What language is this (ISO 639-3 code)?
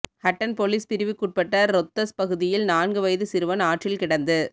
tam